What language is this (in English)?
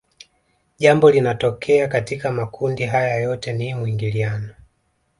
Swahili